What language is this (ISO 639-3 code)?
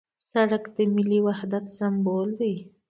pus